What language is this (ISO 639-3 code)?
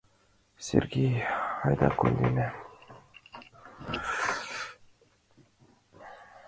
chm